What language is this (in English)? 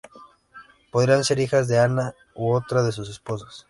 Spanish